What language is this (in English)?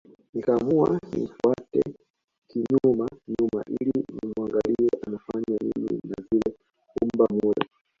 Swahili